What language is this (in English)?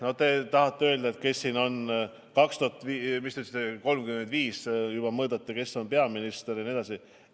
Estonian